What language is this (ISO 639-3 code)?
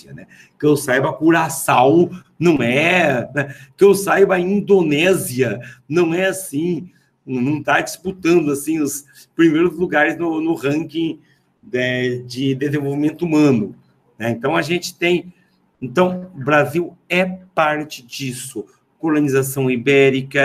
por